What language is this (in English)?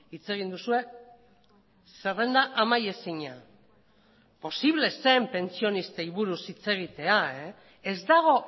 Basque